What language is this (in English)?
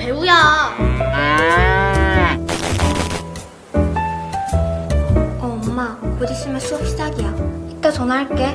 Korean